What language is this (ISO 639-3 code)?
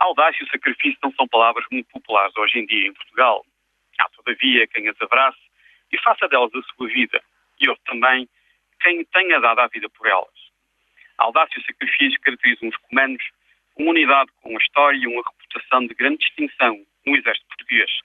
por